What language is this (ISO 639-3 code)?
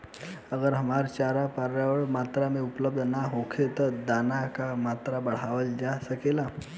bho